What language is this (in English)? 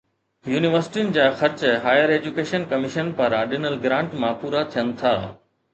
Sindhi